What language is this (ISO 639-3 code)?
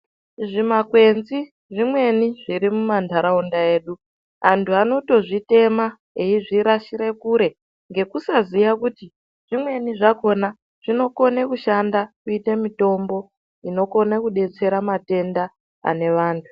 ndc